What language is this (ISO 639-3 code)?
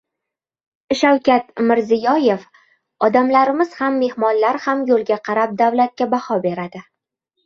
uzb